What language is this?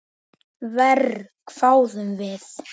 Icelandic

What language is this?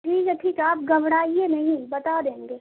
Urdu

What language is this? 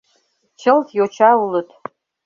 Mari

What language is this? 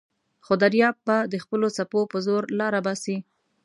Pashto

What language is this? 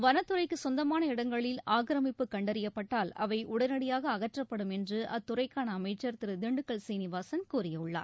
Tamil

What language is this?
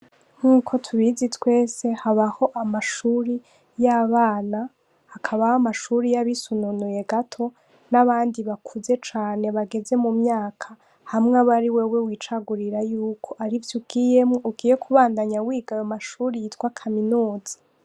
Rundi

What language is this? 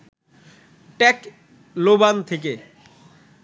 Bangla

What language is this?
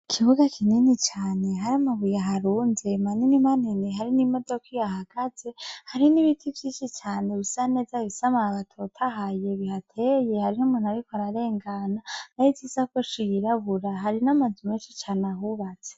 Rundi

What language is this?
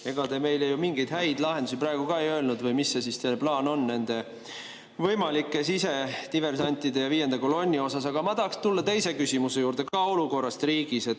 Estonian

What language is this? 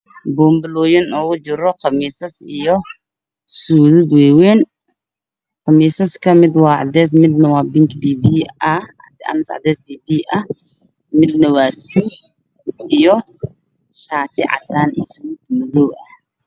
Somali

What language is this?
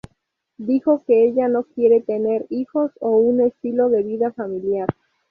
Spanish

